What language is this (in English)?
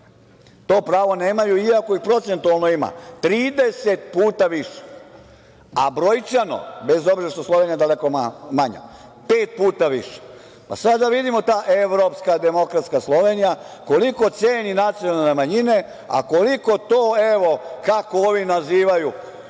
Serbian